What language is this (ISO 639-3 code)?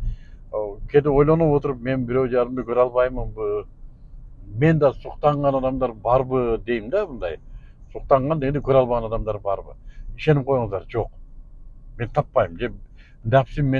tur